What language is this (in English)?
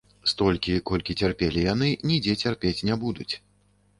Belarusian